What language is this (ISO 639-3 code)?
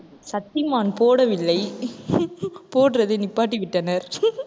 tam